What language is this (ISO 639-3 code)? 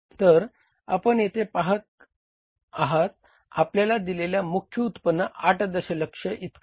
mar